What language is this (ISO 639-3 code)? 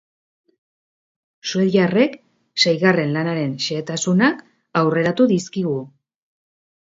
eus